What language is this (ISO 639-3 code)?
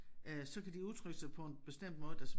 dan